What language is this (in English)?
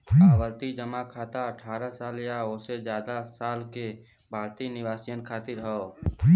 Bhojpuri